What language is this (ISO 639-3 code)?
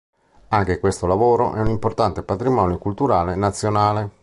ita